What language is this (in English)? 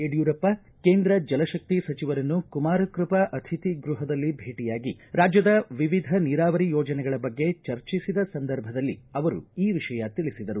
Kannada